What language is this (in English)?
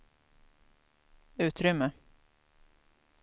Swedish